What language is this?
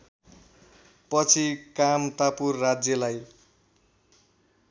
Nepali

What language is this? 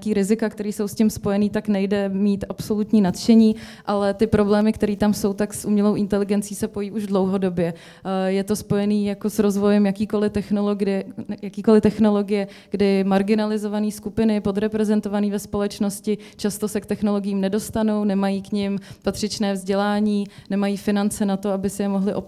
Czech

